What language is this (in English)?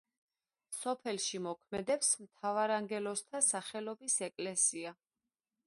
Georgian